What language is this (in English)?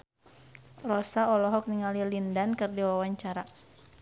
Sundanese